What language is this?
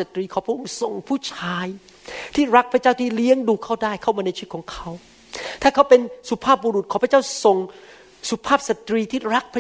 Thai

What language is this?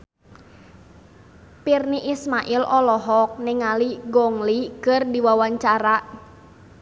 Sundanese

